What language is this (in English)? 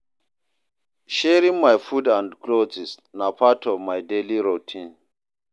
Nigerian Pidgin